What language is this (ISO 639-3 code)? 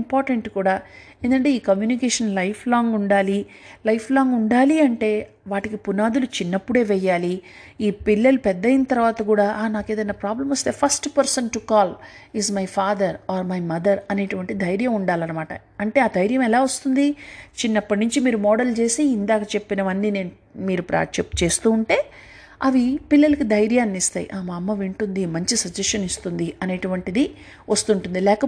tel